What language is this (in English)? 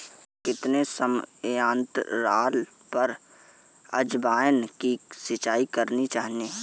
Hindi